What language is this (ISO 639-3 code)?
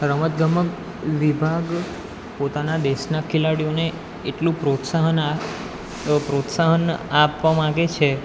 guj